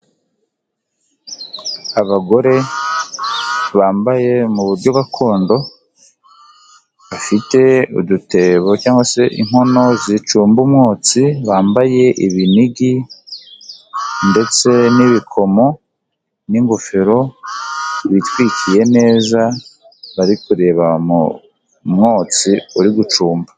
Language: Kinyarwanda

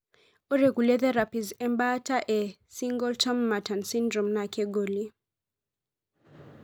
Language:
Masai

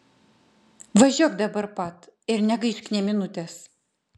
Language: Lithuanian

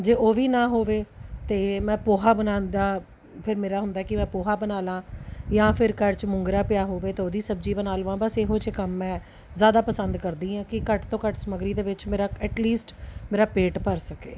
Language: Punjabi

